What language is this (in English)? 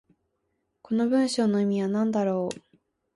Japanese